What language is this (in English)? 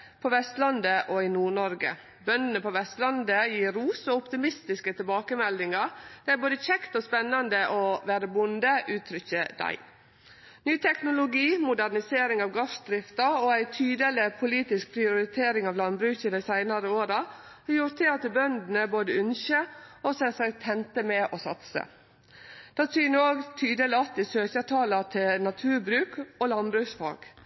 Norwegian Nynorsk